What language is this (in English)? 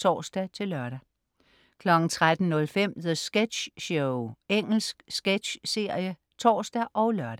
Danish